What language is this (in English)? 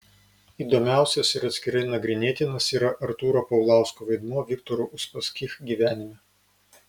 Lithuanian